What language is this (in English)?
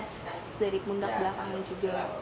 Indonesian